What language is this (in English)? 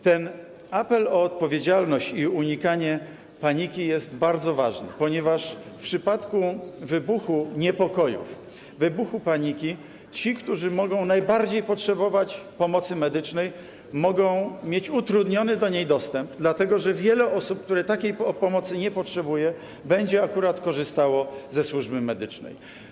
Polish